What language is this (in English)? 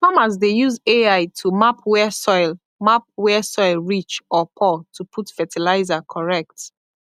Nigerian Pidgin